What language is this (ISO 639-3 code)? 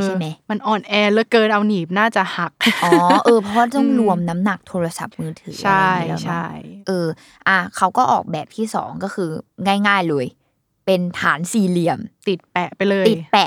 tha